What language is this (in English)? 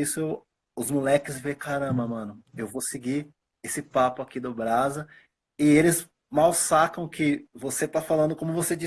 Portuguese